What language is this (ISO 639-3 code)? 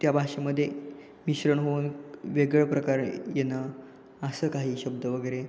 mar